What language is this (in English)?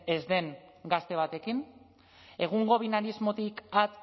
Basque